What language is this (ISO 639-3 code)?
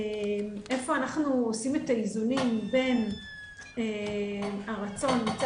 heb